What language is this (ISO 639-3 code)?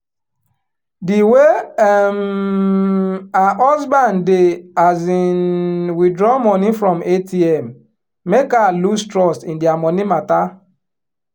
pcm